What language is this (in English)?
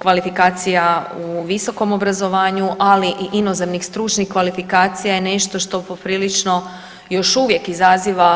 Croatian